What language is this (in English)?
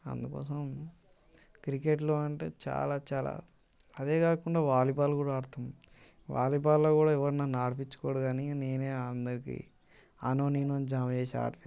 Telugu